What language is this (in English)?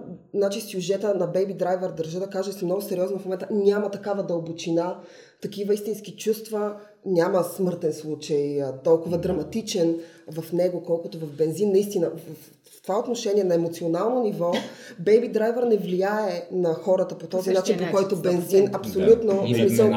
Bulgarian